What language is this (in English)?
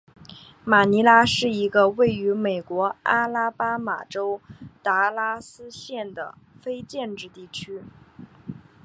Chinese